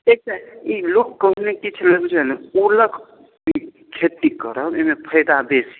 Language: Maithili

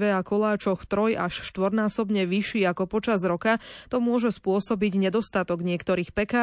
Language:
Slovak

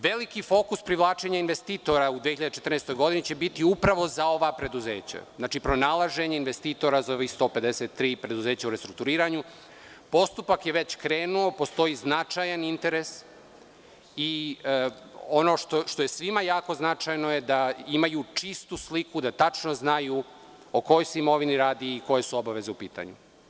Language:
Serbian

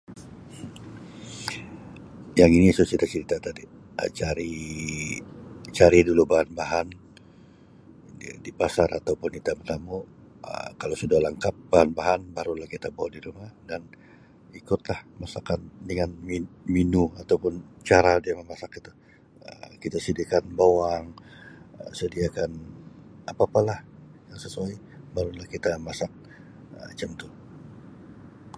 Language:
Sabah Malay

